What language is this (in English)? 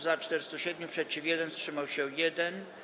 Polish